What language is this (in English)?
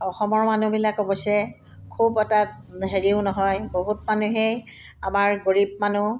Assamese